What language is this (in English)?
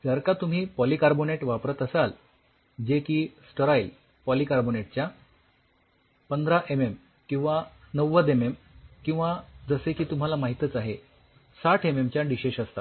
Marathi